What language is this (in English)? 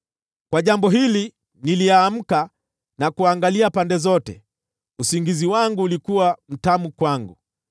Swahili